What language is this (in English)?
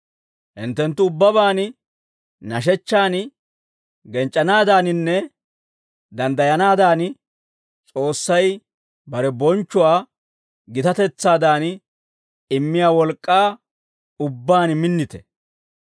Dawro